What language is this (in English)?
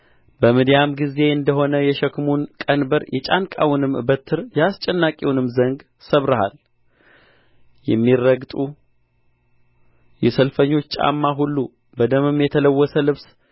Amharic